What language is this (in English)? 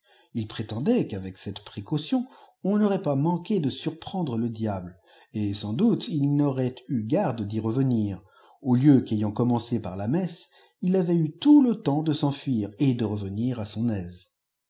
French